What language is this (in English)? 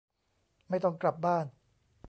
Thai